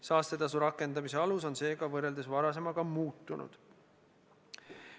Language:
Estonian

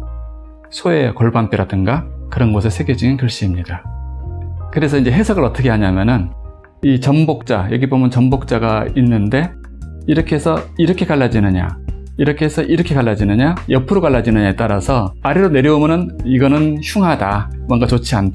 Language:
Korean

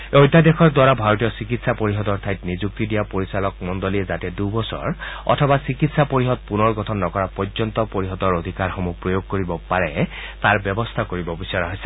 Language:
Assamese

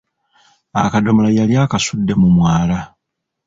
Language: Ganda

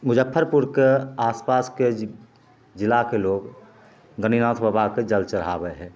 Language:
Maithili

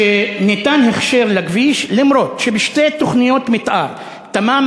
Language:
Hebrew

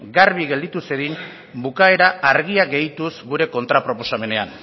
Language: Basque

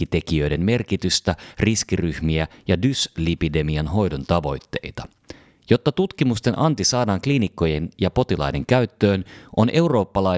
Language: Finnish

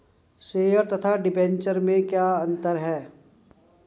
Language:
Hindi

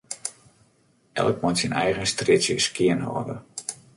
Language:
Western Frisian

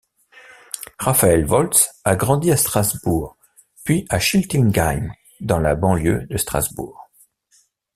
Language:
French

